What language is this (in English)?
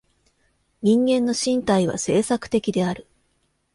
Japanese